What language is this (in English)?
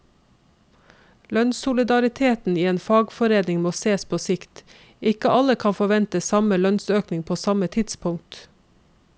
Norwegian